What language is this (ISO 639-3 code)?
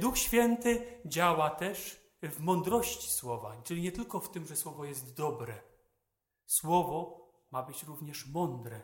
pol